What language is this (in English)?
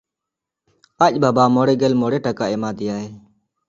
Santali